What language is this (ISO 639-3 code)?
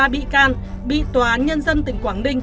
vie